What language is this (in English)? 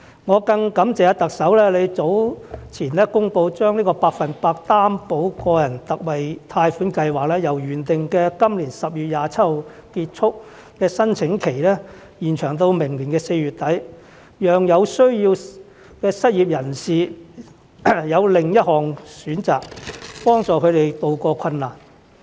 Cantonese